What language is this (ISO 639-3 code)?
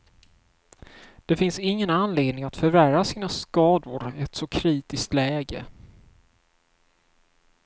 swe